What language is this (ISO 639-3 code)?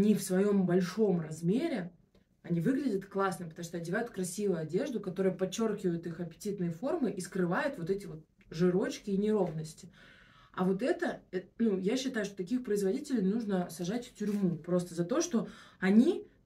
rus